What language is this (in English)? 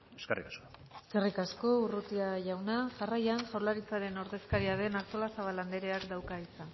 Basque